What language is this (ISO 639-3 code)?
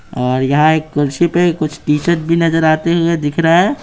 hin